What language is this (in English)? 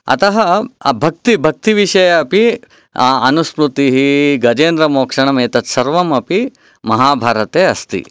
Sanskrit